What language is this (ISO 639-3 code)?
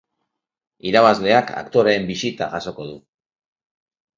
eus